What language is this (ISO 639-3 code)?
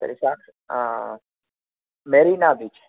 san